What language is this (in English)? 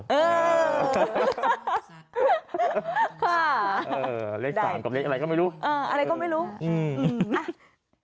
Thai